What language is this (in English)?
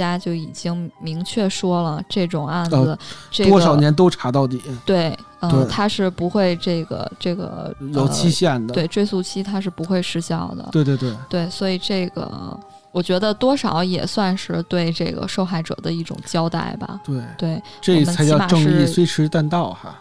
Chinese